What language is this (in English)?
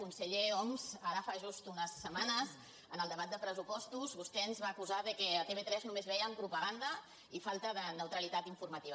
Catalan